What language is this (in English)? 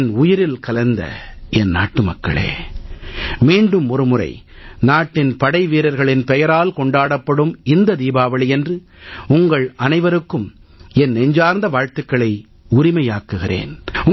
Tamil